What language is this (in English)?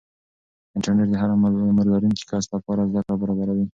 Pashto